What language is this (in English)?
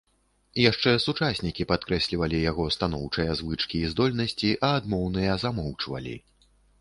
Belarusian